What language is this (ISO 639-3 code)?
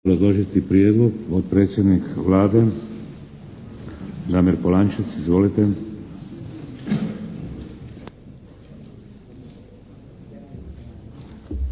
hrv